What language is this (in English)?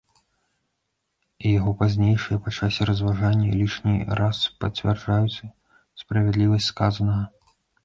Belarusian